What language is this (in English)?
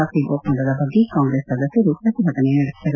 Kannada